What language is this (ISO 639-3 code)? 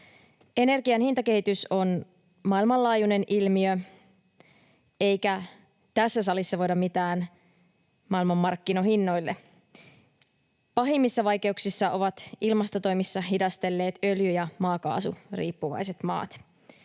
fin